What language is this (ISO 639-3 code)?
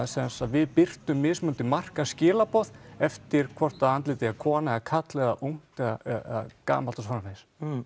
isl